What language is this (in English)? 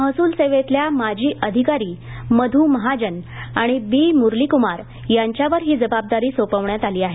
Marathi